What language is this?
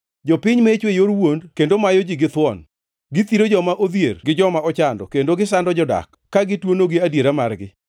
Luo (Kenya and Tanzania)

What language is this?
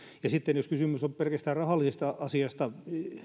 Finnish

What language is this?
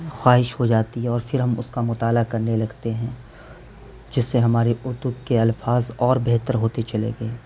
Urdu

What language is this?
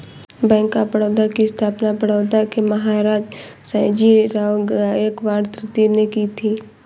Hindi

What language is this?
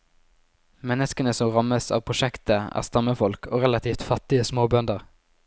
Norwegian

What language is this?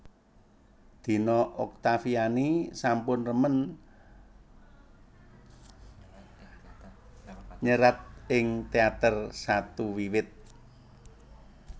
Javanese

